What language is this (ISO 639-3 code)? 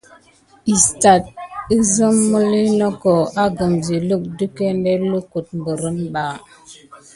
gid